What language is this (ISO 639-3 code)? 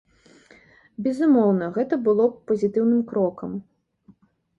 bel